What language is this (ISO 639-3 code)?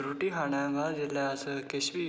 doi